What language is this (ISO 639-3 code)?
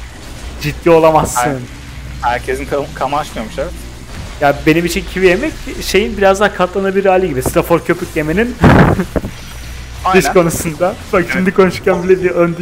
tur